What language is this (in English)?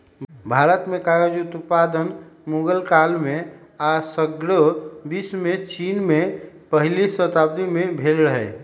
Magahi